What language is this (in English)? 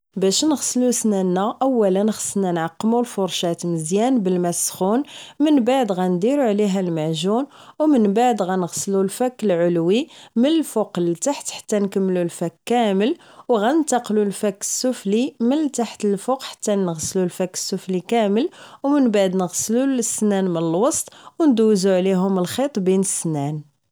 Moroccan Arabic